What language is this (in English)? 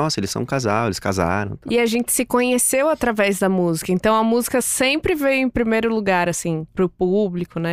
Portuguese